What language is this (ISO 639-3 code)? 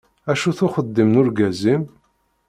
kab